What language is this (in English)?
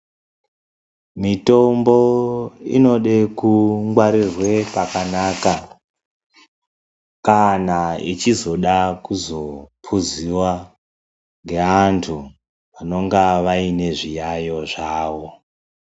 Ndau